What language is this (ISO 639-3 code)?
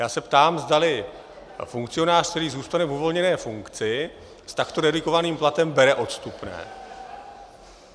ces